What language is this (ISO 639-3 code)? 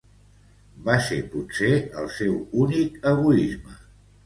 cat